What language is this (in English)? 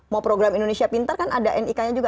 Indonesian